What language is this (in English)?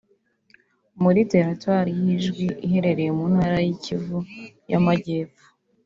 Kinyarwanda